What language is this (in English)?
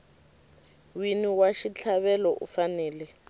Tsonga